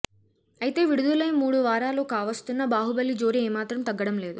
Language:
Telugu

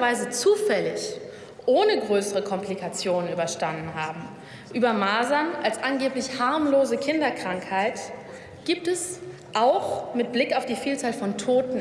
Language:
German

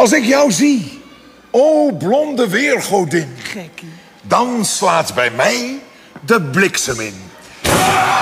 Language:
Dutch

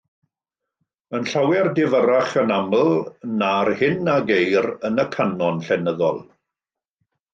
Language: Welsh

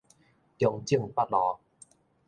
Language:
Min Nan Chinese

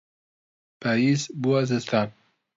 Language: Central Kurdish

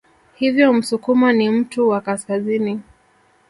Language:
Swahili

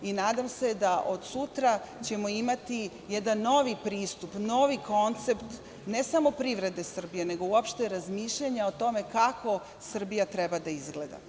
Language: Serbian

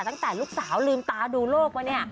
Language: Thai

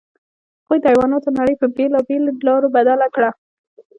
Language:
Pashto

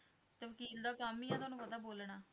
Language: Punjabi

